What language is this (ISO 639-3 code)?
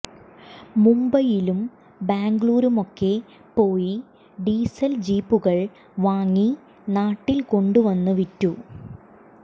mal